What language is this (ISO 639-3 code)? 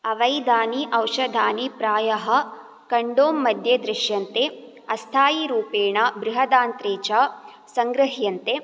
san